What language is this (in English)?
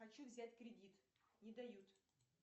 Russian